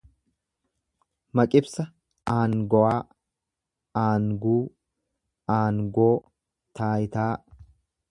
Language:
Oromo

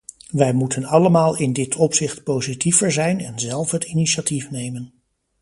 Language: Dutch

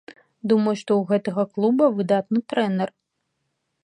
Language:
Belarusian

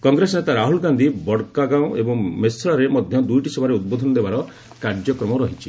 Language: Odia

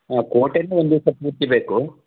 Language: Kannada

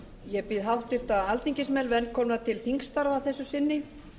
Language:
Icelandic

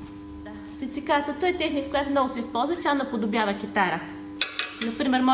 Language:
Bulgarian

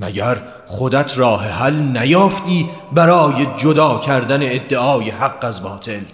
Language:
Persian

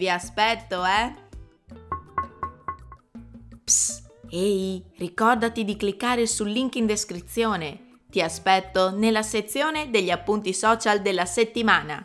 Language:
Italian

